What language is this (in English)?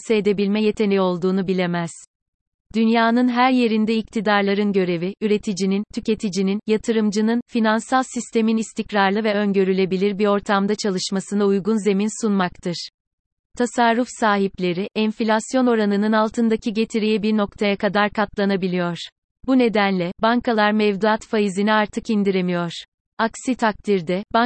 Turkish